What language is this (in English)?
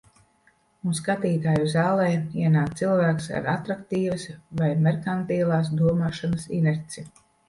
Latvian